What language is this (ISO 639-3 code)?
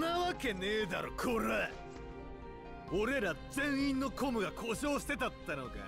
jpn